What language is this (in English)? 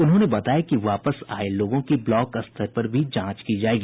Hindi